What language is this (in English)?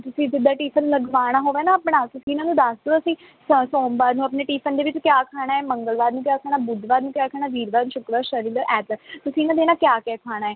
Punjabi